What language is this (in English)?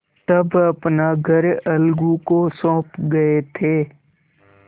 Hindi